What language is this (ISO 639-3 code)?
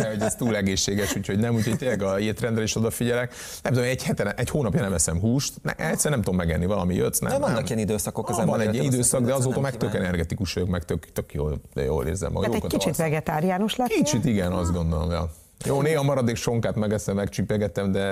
hun